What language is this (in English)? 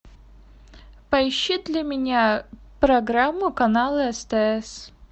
Russian